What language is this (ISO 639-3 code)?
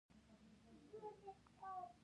pus